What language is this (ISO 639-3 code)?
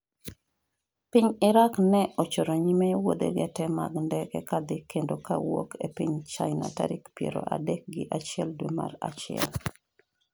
luo